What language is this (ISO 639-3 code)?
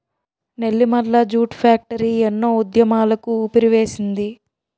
tel